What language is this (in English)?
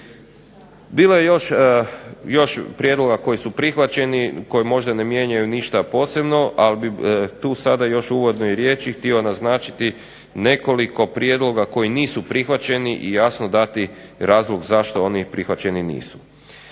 Croatian